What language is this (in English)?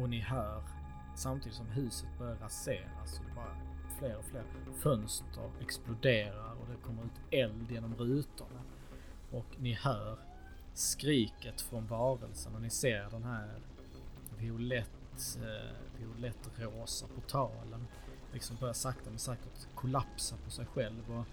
Swedish